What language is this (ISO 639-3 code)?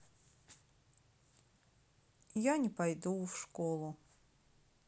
rus